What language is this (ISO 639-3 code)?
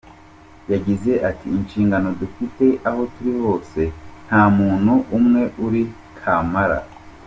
kin